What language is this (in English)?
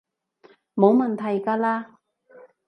Cantonese